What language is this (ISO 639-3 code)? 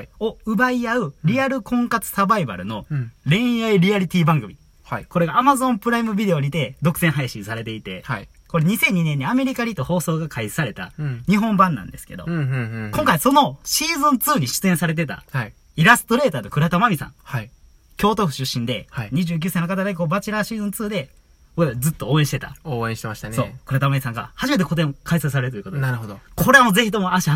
jpn